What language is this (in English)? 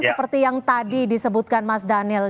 Indonesian